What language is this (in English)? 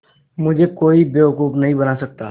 Hindi